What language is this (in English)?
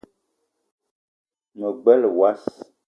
Eton (Cameroon)